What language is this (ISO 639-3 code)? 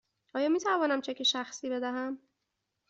fas